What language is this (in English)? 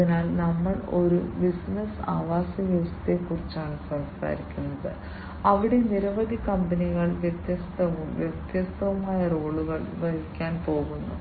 Malayalam